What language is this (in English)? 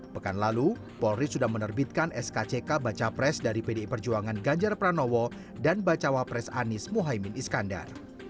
Indonesian